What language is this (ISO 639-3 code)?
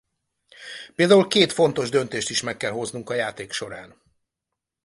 hun